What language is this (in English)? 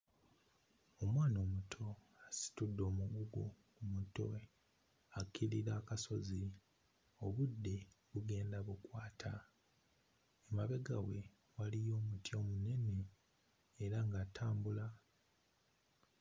Ganda